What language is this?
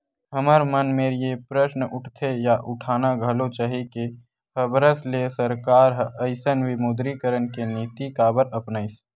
Chhattisgarhi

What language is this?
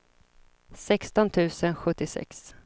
Swedish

